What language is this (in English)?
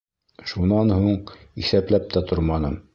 Bashkir